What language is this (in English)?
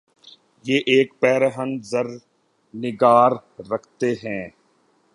Urdu